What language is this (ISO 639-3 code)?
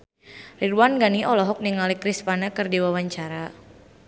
sun